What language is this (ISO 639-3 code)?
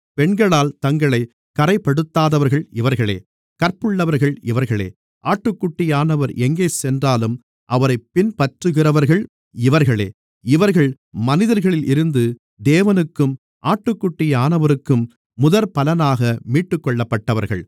tam